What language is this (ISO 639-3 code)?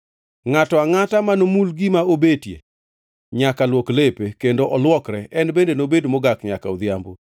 luo